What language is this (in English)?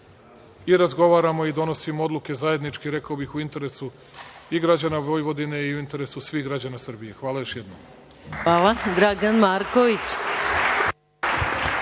Serbian